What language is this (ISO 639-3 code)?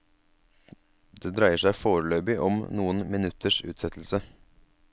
nor